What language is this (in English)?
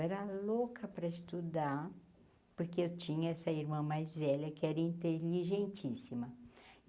Portuguese